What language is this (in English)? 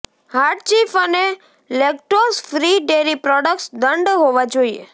Gujarati